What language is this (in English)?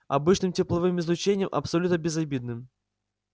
Russian